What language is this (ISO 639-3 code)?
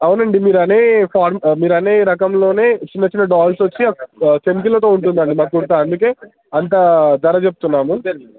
tel